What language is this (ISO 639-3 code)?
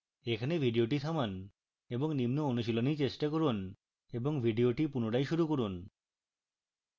ben